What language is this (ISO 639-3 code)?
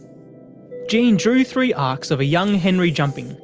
eng